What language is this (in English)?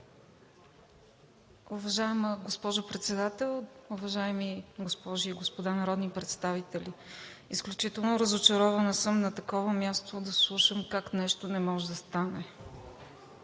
Bulgarian